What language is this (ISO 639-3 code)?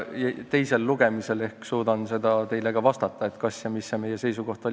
est